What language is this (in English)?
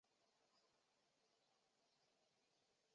Chinese